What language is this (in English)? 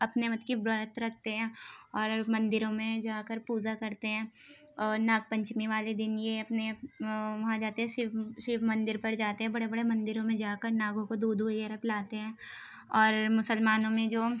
Urdu